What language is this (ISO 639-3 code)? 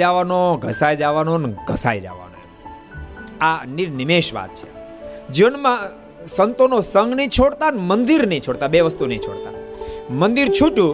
guj